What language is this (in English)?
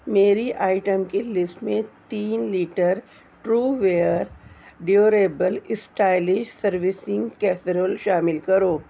Urdu